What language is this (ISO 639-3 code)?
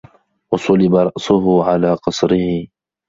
ara